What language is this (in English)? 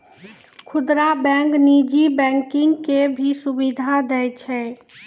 Maithili